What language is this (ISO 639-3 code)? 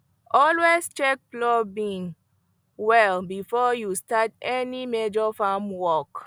pcm